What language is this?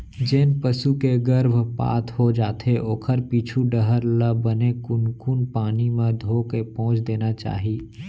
Chhattisgarhi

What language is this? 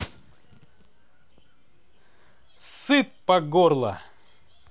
Russian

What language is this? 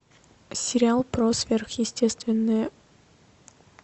Russian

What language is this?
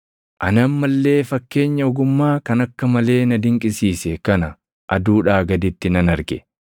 Oromo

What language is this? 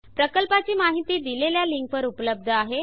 Marathi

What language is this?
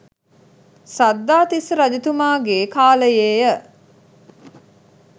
Sinhala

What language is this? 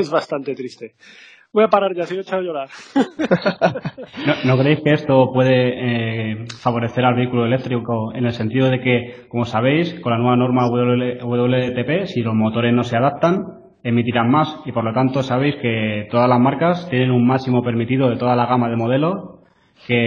Spanish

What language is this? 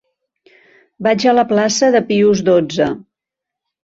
Catalan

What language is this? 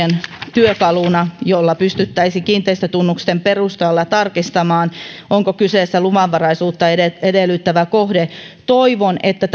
Finnish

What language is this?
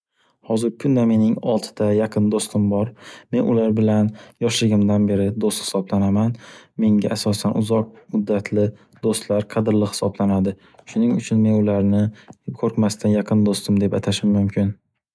Uzbek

